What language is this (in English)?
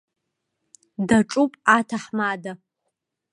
Abkhazian